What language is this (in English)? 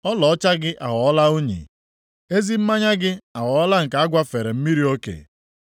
Igbo